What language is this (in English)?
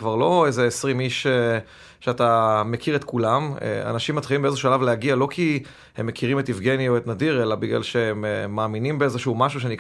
Hebrew